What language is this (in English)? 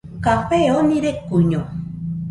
Nüpode Huitoto